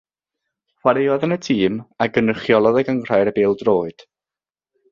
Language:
Welsh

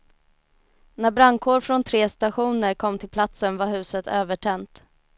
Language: Swedish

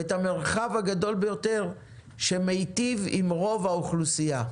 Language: Hebrew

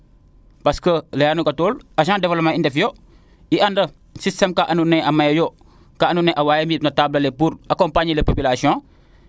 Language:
Serer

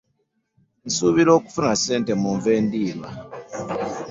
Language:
Ganda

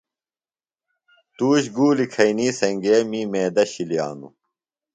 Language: Phalura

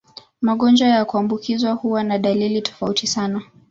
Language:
Swahili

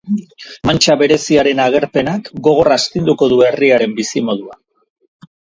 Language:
Basque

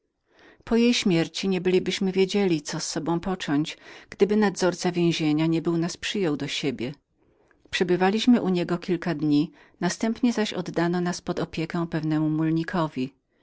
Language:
Polish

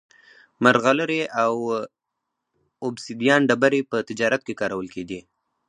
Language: Pashto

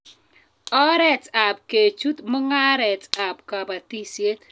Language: Kalenjin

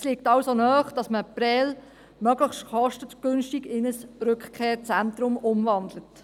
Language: Swiss German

